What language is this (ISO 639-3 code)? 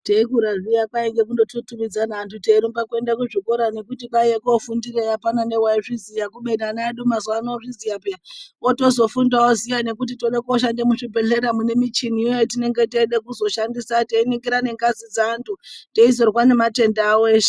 ndc